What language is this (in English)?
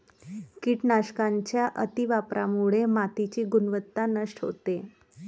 Marathi